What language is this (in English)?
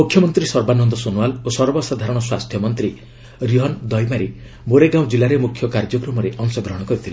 Odia